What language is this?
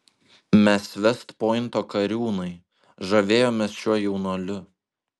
Lithuanian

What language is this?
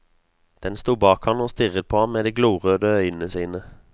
Norwegian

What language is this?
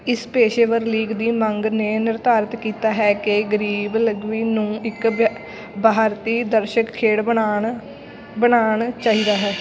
Punjabi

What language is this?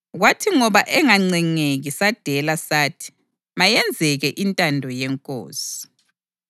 North Ndebele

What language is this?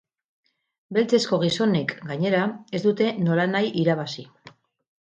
Basque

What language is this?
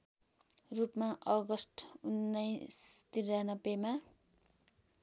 Nepali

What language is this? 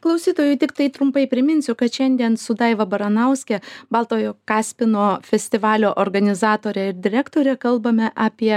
Lithuanian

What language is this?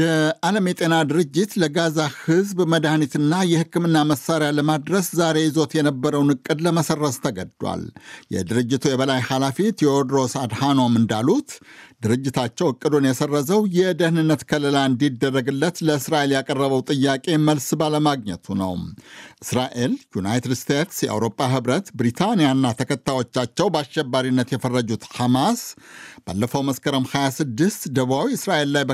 Amharic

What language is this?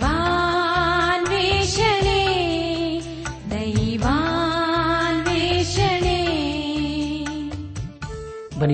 Kannada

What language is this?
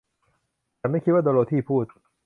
Thai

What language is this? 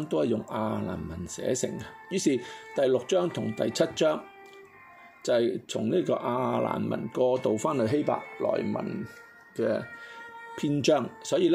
Chinese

